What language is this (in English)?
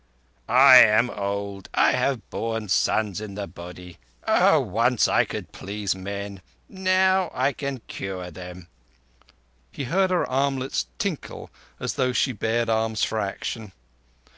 English